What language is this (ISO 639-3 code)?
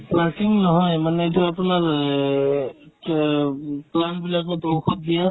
asm